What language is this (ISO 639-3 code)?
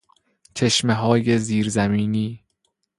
fas